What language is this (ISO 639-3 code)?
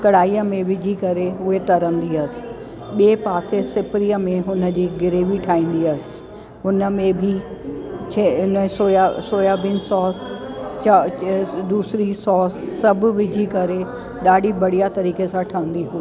snd